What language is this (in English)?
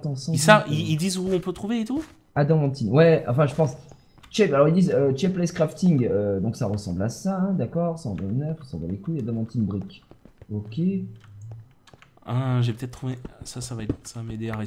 French